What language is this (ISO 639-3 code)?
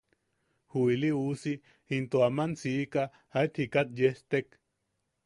yaq